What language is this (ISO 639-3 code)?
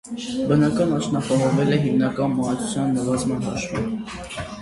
hye